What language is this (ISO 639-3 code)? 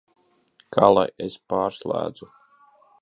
lav